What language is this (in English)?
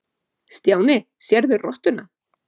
Icelandic